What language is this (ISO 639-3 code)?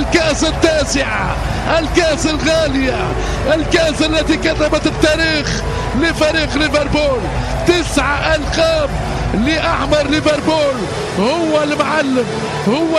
ara